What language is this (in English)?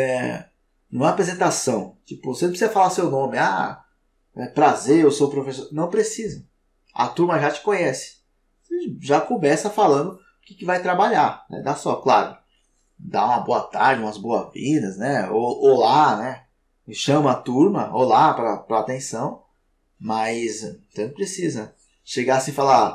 Portuguese